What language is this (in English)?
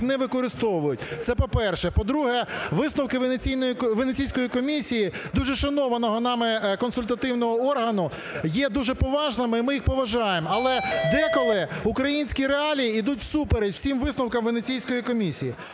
Ukrainian